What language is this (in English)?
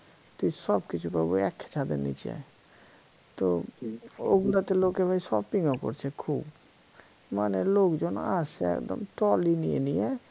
Bangla